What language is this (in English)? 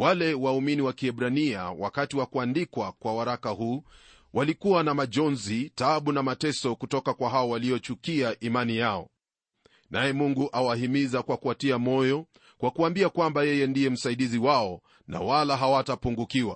Swahili